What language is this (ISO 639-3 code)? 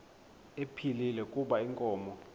xho